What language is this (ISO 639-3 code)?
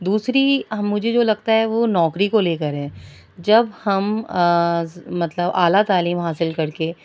urd